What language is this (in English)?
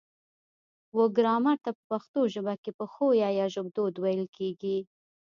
Pashto